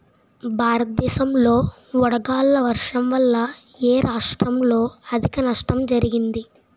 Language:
Telugu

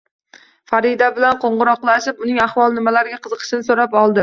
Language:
Uzbek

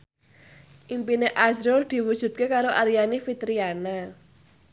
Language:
Javanese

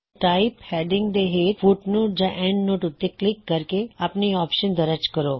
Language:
Punjabi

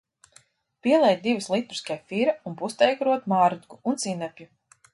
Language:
Latvian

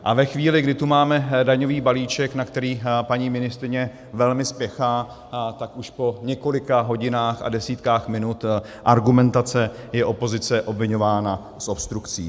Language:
Czech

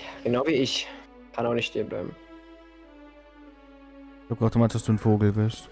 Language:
German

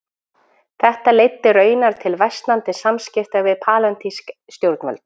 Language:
Icelandic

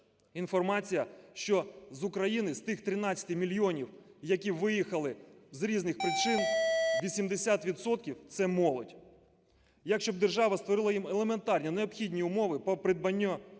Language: Ukrainian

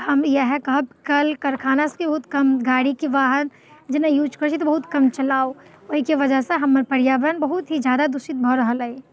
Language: Maithili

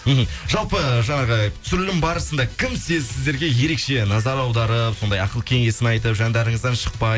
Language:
Kazakh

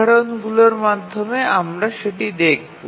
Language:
Bangla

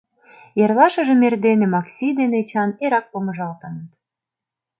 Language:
Mari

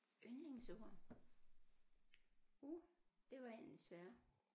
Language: Danish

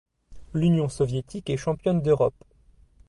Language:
French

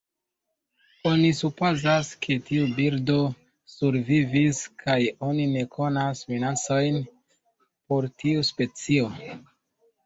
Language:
Esperanto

